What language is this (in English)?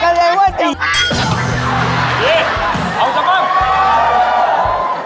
Thai